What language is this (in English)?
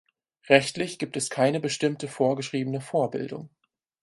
German